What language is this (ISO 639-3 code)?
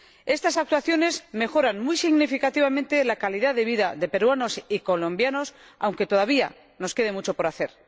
spa